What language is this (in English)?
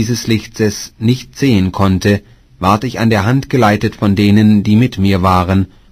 German